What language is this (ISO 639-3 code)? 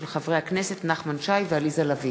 heb